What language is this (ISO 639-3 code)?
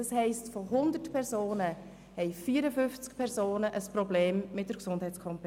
gsw